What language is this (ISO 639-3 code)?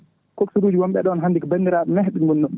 ful